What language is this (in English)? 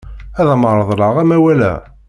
Kabyle